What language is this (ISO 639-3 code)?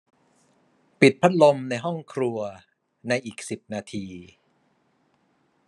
tha